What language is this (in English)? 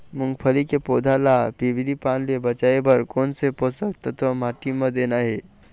Chhattisgarhi